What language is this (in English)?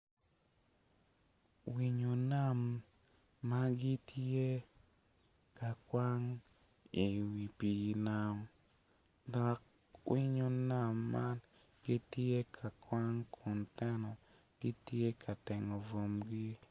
Acoli